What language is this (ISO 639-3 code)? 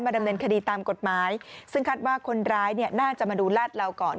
tha